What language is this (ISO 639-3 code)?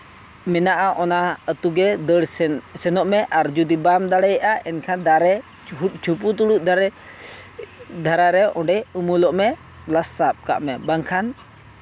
sat